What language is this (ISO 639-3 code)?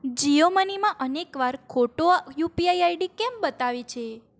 guj